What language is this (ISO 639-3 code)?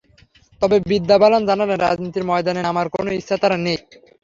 ben